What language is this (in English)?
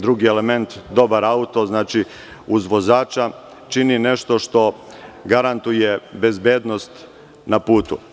Serbian